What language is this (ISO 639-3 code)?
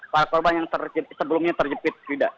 ind